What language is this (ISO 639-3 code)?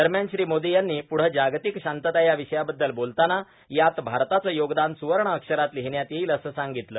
mar